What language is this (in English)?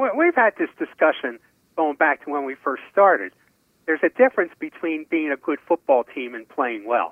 English